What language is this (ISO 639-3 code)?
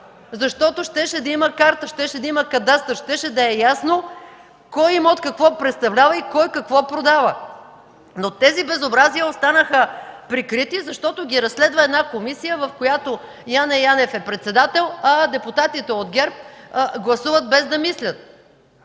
bul